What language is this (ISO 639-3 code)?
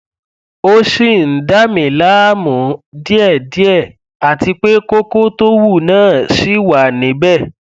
yor